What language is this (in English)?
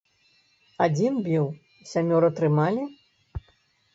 Belarusian